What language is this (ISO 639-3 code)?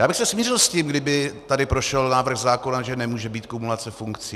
ces